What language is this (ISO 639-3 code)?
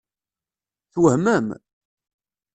kab